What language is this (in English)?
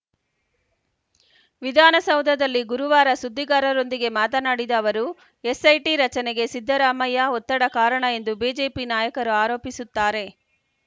Kannada